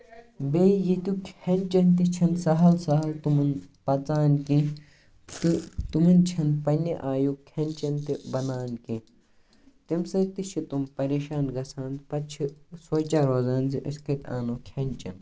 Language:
Kashmiri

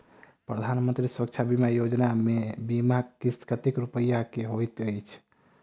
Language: Maithili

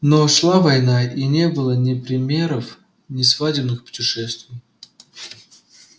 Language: Russian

